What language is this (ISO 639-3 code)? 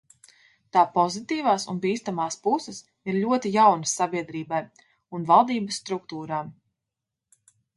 lav